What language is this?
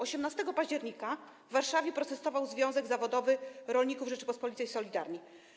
Polish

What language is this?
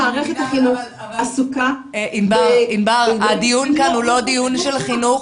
Hebrew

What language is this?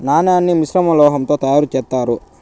Telugu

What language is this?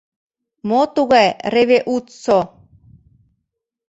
Mari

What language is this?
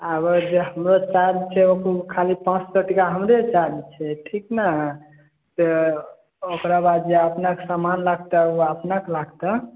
Maithili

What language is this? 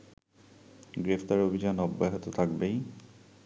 Bangla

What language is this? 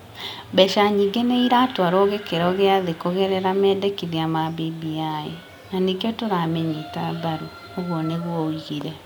Kikuyu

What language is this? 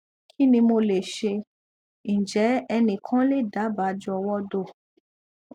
Yoruba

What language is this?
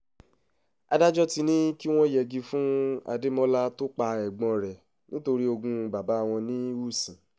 Yoruba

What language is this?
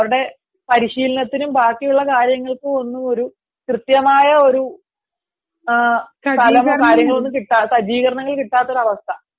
Malayalam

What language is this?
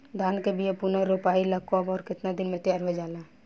Bhojpuri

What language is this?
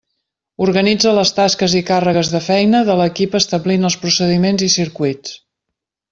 Catalan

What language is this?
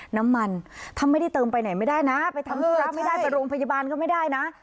Thai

